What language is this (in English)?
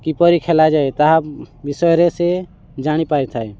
Odia